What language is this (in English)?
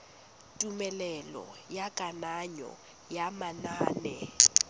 Tswana